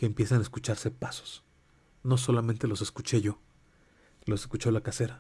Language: Spanish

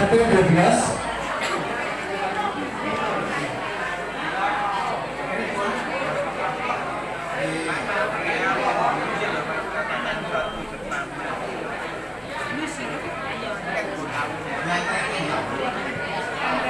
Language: Indonesian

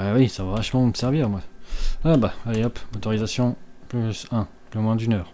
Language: French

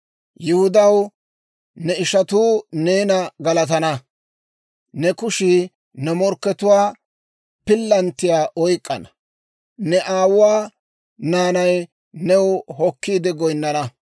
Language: Dawro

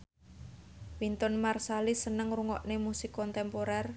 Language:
Javanese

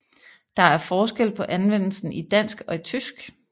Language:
Danish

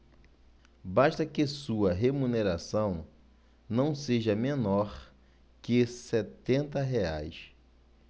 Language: Portuguese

